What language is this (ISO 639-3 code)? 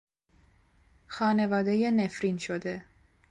fas